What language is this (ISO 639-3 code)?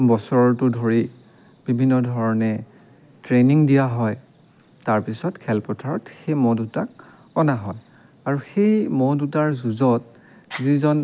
asm